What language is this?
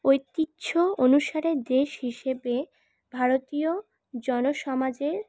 Bangla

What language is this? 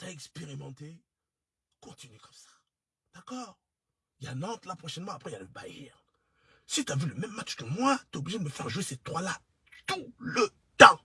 French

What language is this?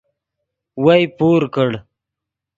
Yidgha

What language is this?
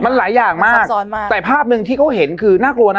Thai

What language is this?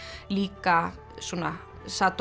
Icelandic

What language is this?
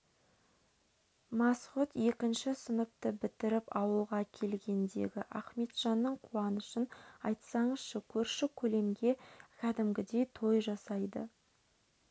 Kazakh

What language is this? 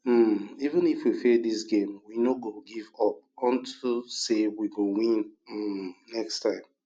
Nigerian Pidgin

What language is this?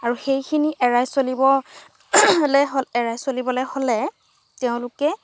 Assamese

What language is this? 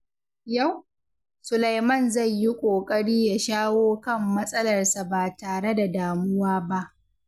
Hausa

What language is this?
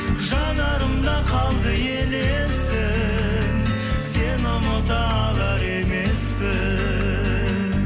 Kazakh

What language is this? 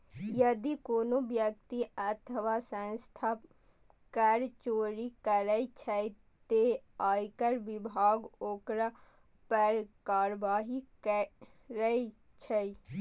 Maithili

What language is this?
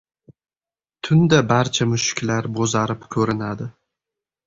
Uzbek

